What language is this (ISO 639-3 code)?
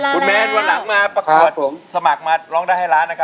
tha